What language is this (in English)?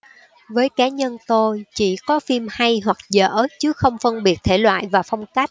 Vietnamese